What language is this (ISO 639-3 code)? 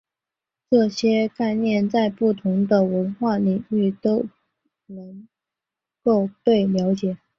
zho